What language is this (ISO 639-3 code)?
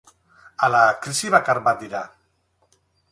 eus